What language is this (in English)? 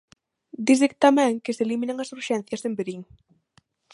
Galician